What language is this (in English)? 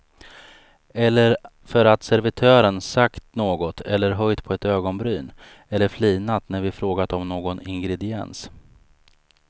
Swedish